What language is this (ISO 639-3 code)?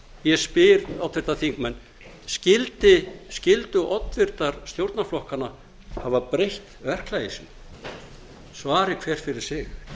isl